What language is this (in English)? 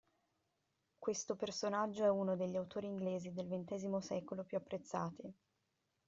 Italian